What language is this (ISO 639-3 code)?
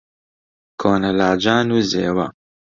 ckb